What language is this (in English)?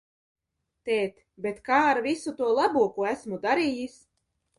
Latvian